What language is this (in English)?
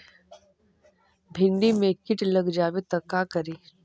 Magahi